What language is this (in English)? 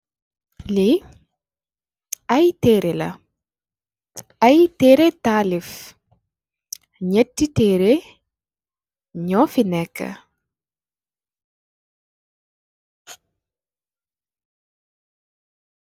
Wolof